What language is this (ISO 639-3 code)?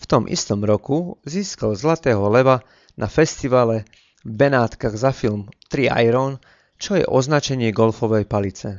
slk